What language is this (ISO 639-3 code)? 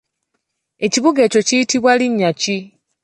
lug